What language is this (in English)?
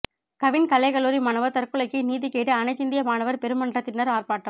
Tamil